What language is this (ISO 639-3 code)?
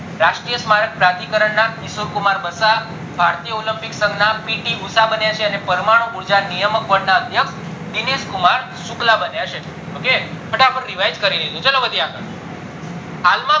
guj